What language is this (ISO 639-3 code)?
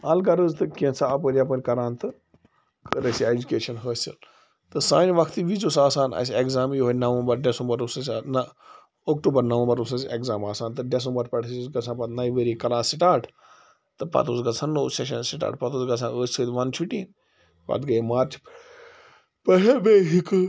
kas